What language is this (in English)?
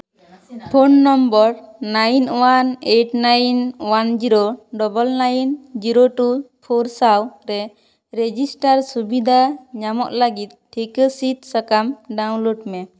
Santali